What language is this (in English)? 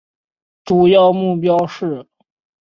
Chinese